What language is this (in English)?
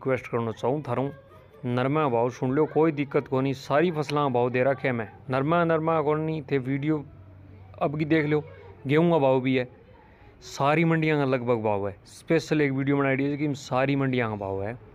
Hindi